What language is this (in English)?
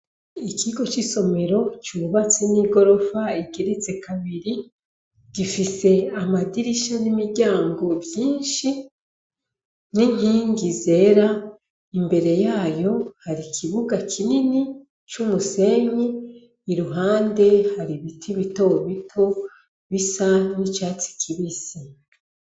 Rundi